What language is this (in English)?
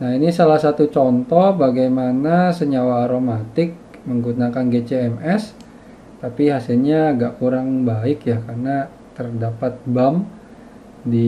Indonesian